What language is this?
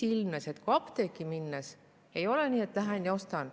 Estonian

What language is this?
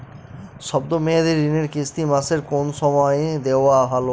Bangla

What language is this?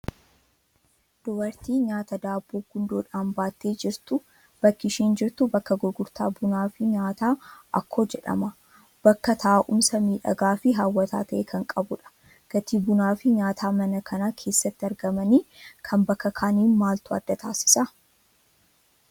Oromo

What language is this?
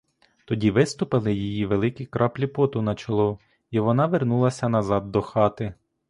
Ukrainian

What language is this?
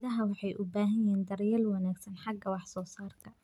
Somali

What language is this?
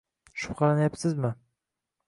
Uzbek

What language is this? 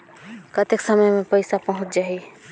Chhattisgarhi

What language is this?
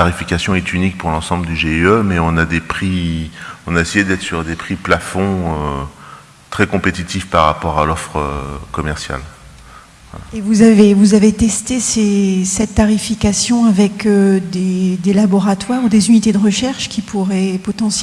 French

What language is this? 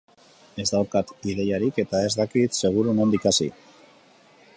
Basque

